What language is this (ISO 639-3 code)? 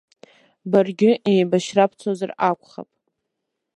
abk